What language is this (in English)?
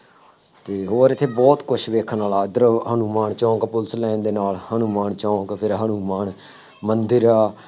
Punjabi